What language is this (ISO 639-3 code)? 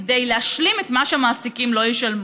heb